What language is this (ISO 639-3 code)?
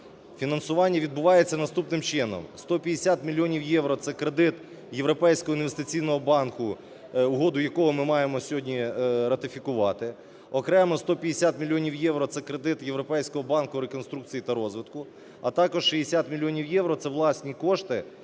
ukr